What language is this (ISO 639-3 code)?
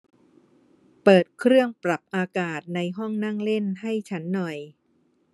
tha